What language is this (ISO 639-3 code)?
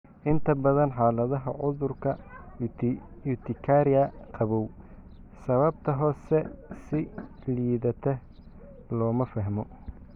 som